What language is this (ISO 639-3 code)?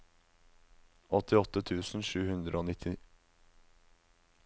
nor